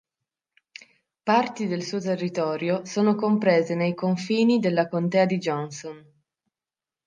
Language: Italian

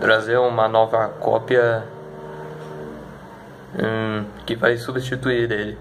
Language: Portuguese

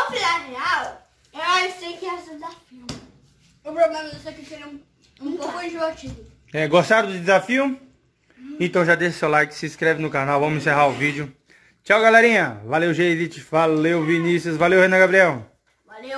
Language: Portuguese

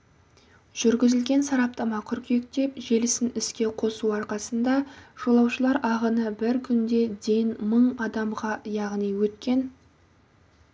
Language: Kazakh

